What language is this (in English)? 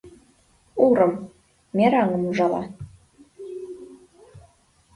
Mari